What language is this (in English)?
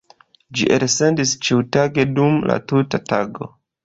Esperanto